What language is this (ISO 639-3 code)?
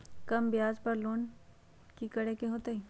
mag